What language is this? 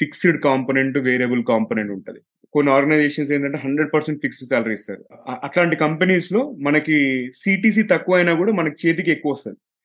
Telugu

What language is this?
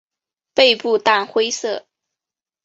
Chinese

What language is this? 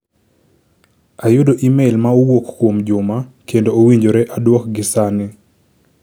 Luo (Kenya and Tanzania)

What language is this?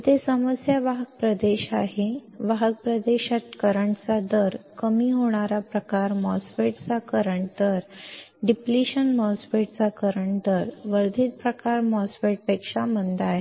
Marathi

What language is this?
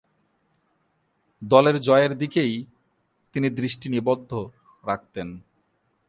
Bangla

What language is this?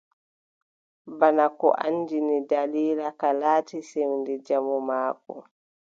Adamawa Fulfulde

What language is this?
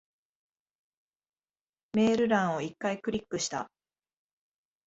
Japanese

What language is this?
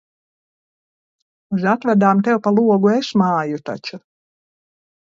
Latvian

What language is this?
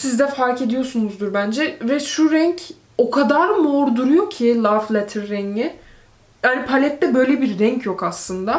Turkish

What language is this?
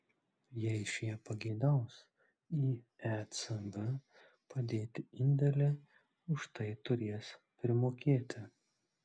Lithuanian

